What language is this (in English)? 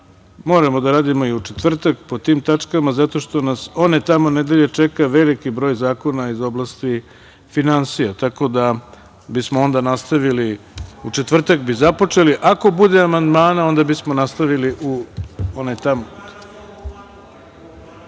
Serbian